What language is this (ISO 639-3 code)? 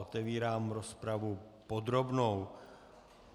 ces